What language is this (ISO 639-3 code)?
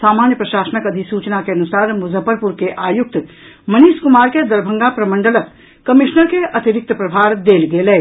mai